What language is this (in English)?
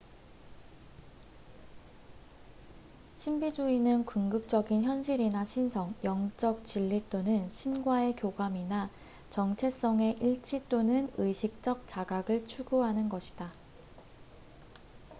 Korean